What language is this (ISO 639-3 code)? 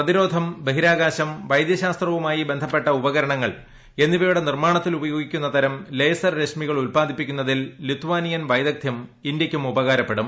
mal